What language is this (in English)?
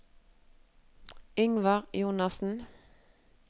Norwegian